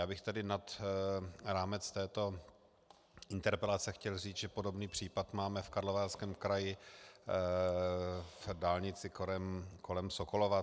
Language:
Czech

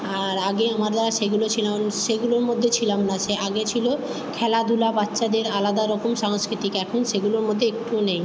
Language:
Bangla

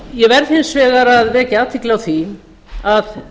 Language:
Icelandic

